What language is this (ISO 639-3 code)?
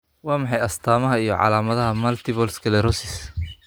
som